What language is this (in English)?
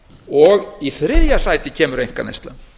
Icelandic